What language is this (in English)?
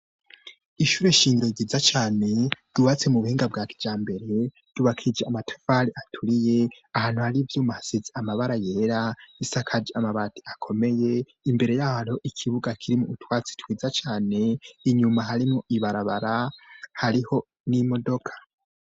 Rundi